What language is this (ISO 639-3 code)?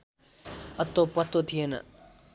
nep